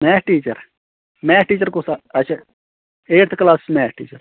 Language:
Kashmiri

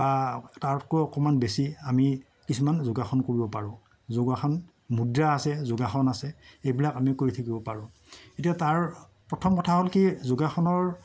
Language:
Assamese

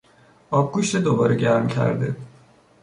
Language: Persian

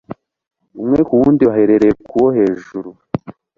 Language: Kinyarwanda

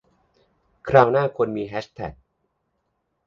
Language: Thai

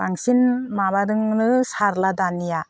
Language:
Bodo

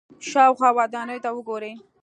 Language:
Pashto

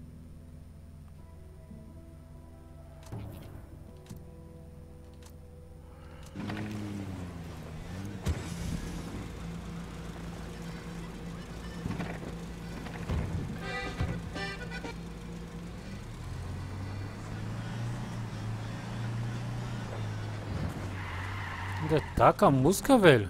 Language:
Portuguese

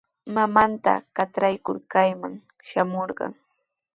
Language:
Sihuas Ancash Quechua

